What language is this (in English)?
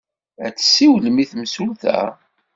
Kabyle